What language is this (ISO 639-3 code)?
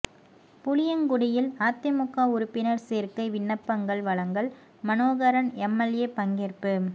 tam